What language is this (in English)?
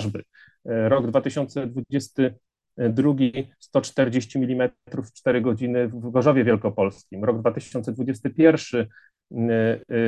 Polish